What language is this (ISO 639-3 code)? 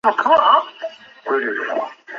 zho